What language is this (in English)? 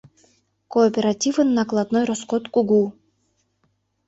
Mari